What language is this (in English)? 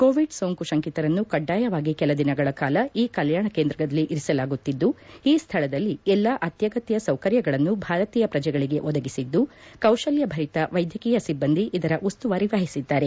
Kannada